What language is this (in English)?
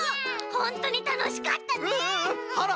Japanese